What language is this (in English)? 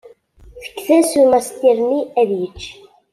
Kabyle